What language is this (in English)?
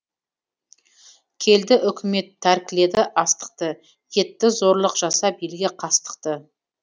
Kazakh